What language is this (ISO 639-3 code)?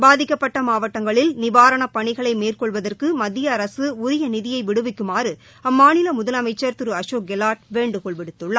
tam